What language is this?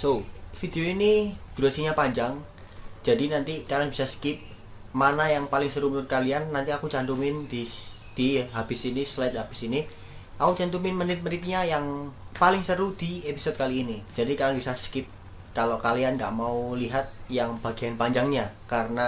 Indonesian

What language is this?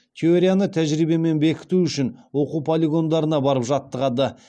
Kazakh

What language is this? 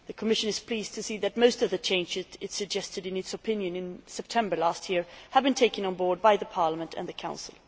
English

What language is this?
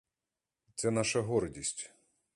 Ukrainian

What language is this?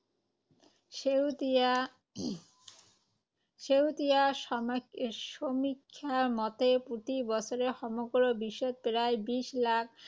Assamese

